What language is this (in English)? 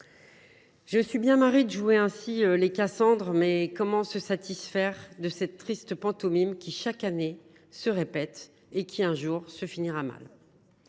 French